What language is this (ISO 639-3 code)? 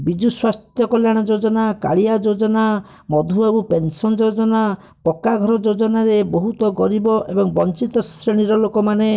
ori